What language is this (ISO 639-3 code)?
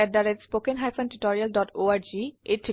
asm